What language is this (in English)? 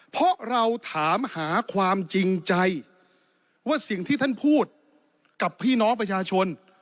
Thai